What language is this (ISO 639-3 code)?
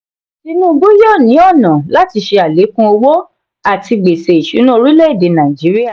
yor